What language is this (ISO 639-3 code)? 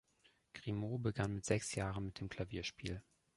deu